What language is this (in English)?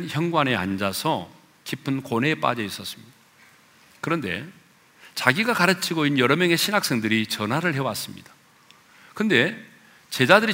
Korean